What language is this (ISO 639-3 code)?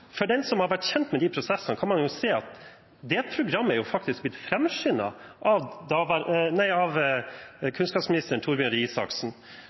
nob